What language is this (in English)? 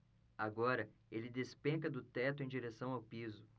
Portuguese